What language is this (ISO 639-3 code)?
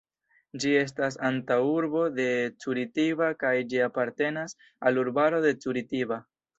epo